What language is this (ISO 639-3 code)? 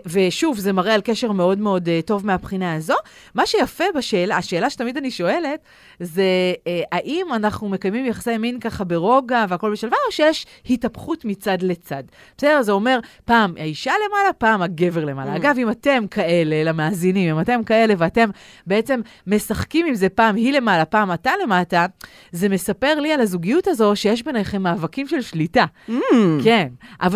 heb